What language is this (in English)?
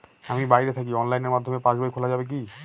Bangla